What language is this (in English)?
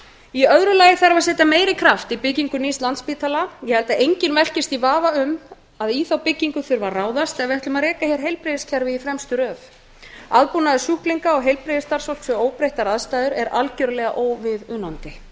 Icelandic